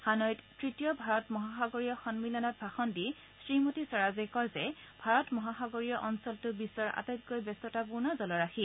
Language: Assamese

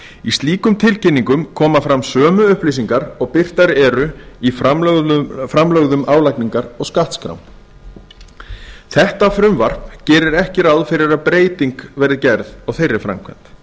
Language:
Icelandic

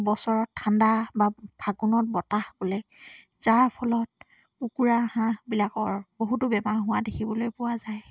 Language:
Assamese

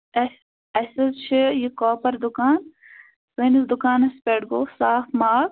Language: Kashmiri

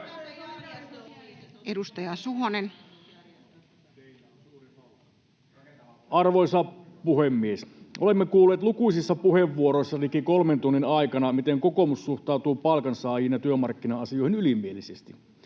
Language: Finnish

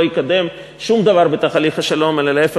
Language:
Hebrew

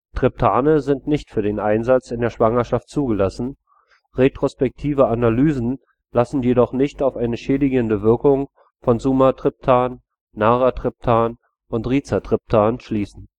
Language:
German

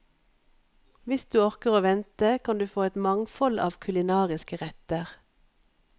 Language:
Norwegian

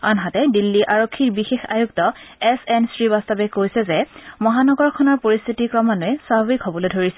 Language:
Assamese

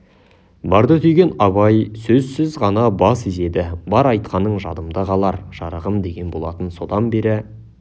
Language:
Kazakh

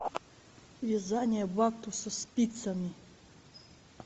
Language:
Russian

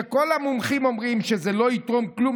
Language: Hebrew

